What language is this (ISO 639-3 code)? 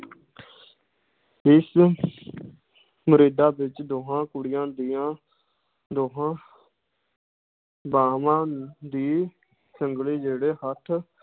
pan